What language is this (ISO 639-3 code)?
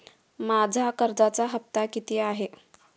mar